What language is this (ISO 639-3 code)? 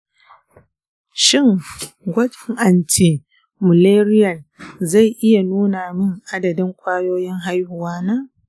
hau